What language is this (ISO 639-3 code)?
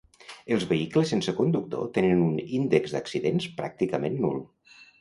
cat